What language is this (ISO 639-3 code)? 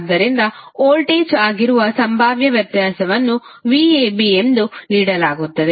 kan